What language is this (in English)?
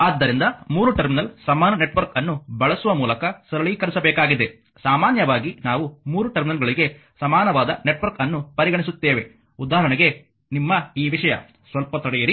Kannada